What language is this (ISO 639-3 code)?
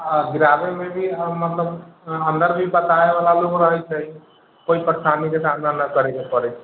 mai